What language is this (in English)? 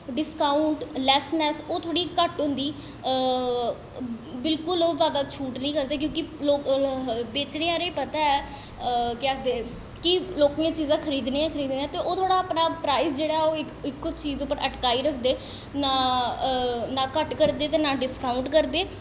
Dogri